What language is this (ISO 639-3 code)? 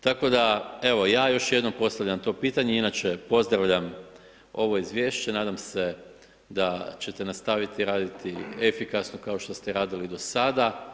hrv